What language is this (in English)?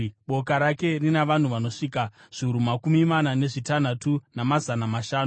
Shona